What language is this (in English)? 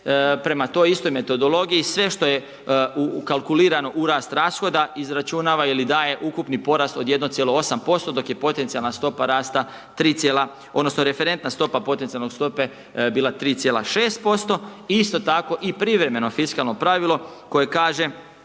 Croatian